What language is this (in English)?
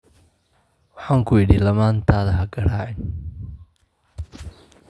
Somali